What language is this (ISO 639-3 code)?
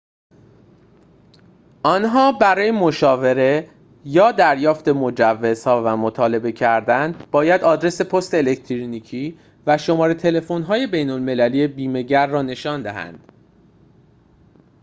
fas